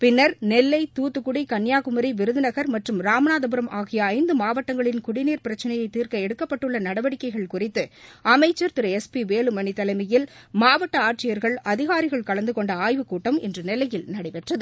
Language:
Tamil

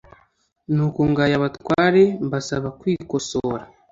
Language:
Kinyarwanda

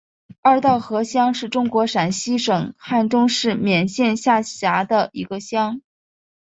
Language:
Chinese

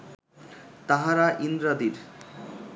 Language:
Bangla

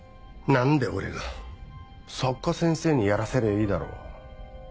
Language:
Japanese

